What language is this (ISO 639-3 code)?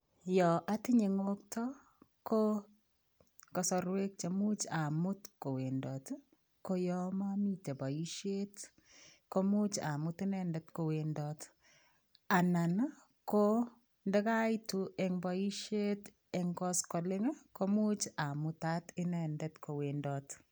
kln